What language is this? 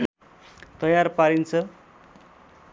Nepali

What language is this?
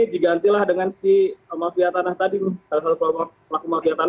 Indonesian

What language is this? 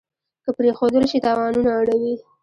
Pashto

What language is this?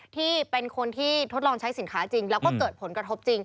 Thai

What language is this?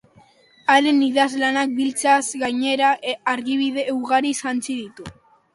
Basque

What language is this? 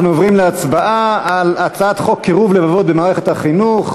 Hebrew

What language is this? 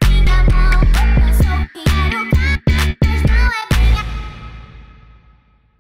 Portuguese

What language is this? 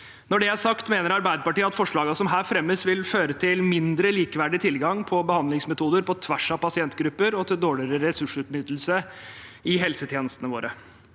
Norwegian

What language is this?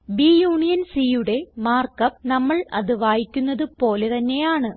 Malayalam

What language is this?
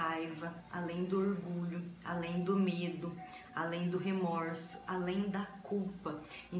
Portuguese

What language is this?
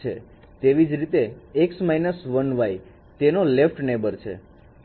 Gujarati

